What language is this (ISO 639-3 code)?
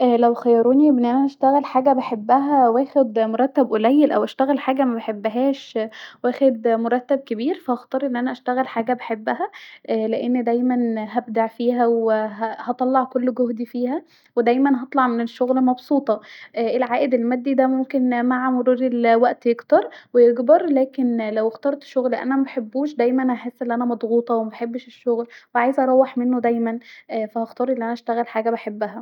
arz